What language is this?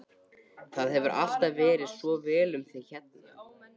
Icelandic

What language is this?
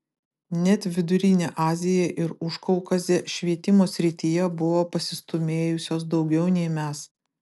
Lithuanian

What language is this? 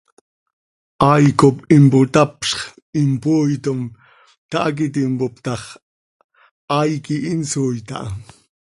Seri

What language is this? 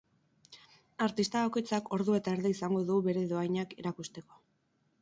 Basque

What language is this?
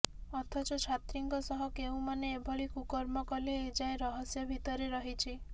Odia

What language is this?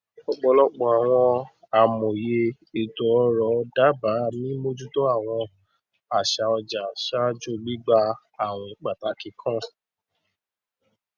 Yoruba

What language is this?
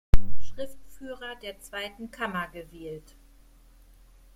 German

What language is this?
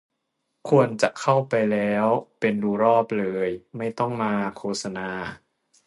Thai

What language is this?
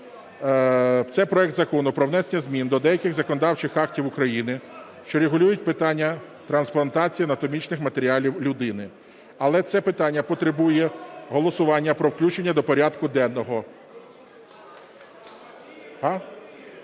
Ukrainian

